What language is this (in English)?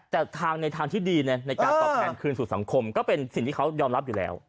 Thai